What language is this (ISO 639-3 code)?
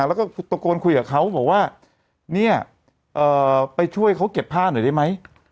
tha